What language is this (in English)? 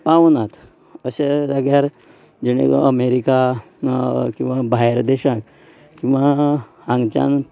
Konkani